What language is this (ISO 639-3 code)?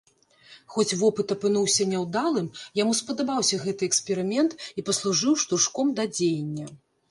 bel